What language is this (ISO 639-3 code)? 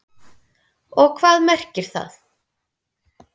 isl